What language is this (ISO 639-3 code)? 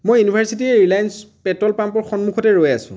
asm